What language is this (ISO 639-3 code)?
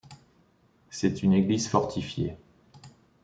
fra